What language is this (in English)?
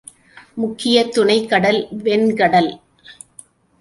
Tamil